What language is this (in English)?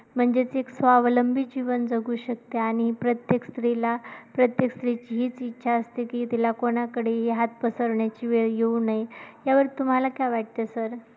Marathi